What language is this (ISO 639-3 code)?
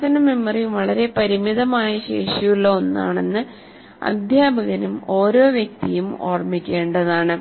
mal